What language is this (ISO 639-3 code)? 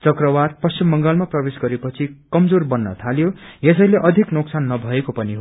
nep